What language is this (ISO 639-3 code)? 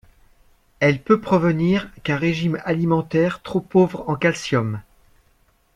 fra